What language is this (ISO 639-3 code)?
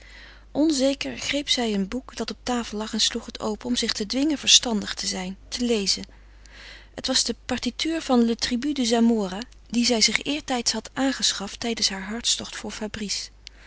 nld